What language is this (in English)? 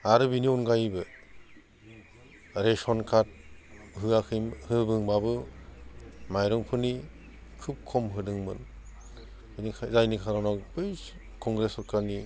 Bodo